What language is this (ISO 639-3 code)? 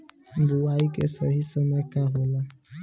bho